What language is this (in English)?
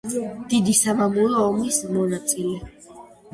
Georgian